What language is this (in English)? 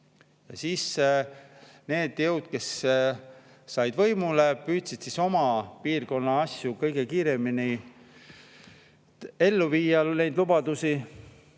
Estonian